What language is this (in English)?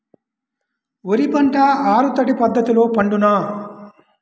Telugu